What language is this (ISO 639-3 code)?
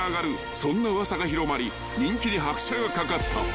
jpn